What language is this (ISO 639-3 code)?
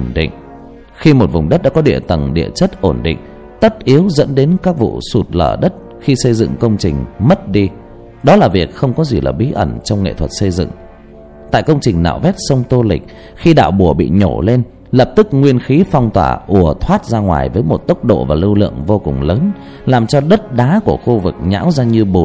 vie